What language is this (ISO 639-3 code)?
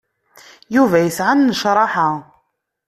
kab